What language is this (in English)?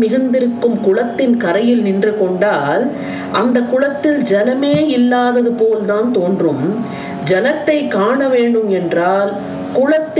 Tamil